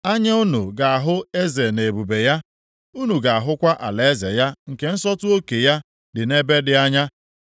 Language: Igbo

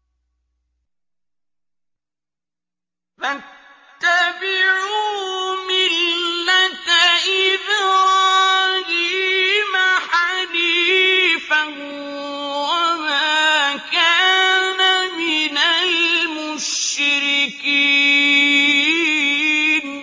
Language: Arabic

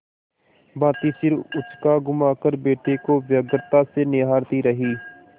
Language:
Hindi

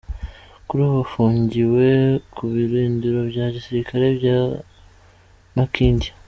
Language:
Kinyarwanda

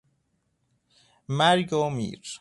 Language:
Persian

